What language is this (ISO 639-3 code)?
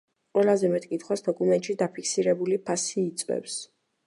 kat